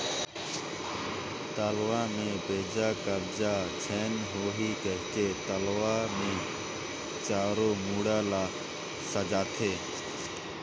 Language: Chhattisgarhi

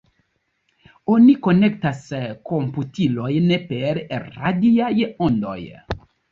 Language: Esperanto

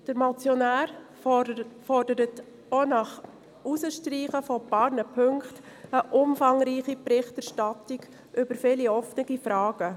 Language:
Swiss German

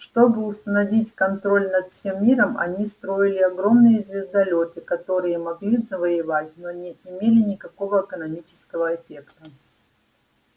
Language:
Russian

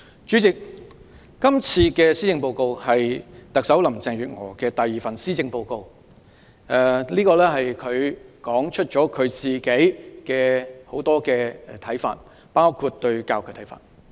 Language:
Cantonese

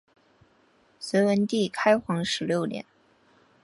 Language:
Chinese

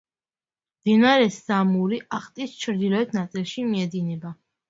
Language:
Georgian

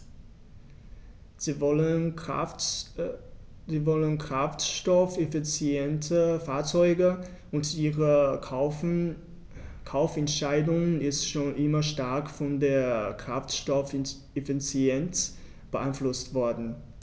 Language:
German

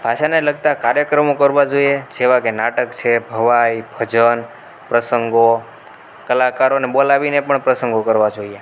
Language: Gujarati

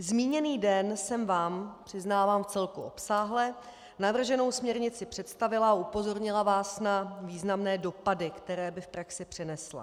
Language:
Czech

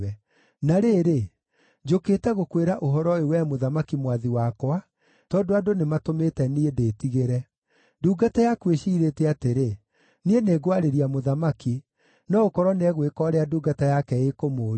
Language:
Kikuyu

